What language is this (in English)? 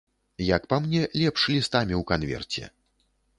Belarusian